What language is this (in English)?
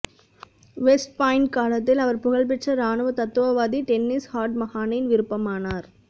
Tamil